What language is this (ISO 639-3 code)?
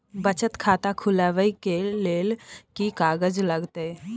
mai